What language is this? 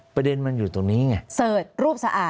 Thai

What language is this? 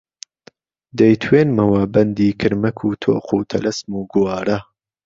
Central Kurdish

